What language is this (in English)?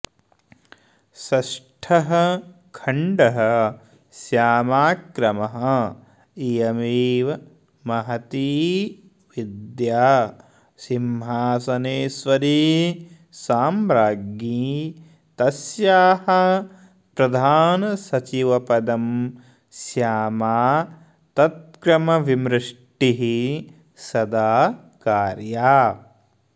Sanskrit